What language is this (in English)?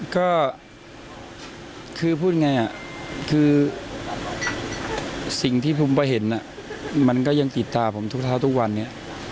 Thai